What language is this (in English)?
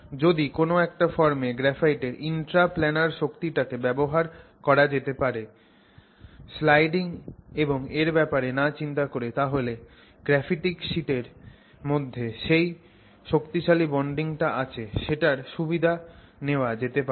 Bangla